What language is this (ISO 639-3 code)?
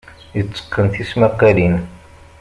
kab